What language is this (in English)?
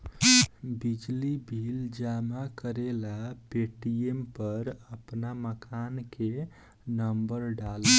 Bhojpuri